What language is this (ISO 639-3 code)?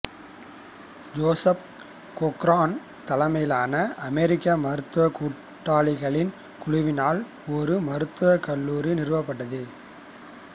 tam